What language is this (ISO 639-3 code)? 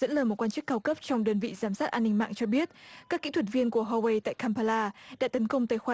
vie